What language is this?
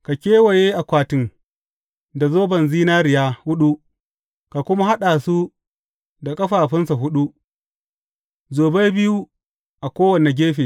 Hausa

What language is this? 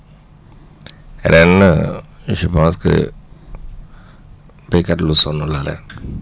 Wolof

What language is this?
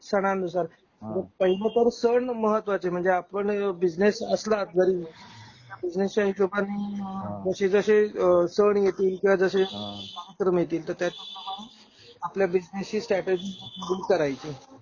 Marathi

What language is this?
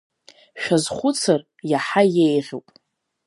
Abkhazian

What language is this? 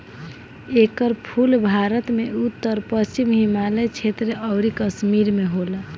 Bhojpuri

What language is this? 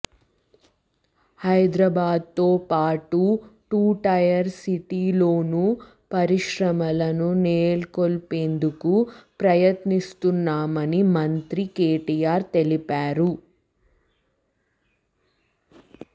Telugu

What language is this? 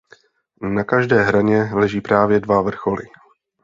Czech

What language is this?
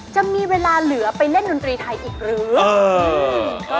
Thai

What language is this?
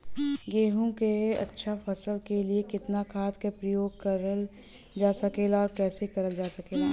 Bhojpuri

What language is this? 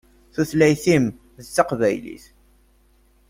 Kabyle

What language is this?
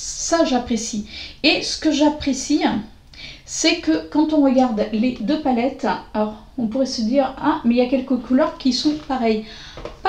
French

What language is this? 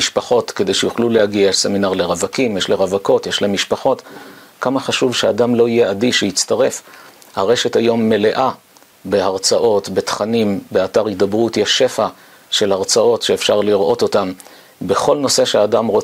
Hebrew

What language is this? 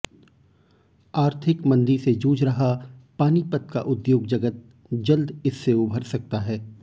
Hindi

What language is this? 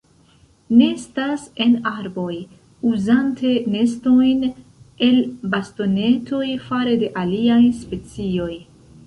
Esperanto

